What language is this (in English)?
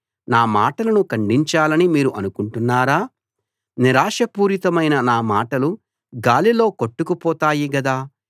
Telugu